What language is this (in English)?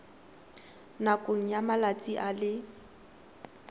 Tswana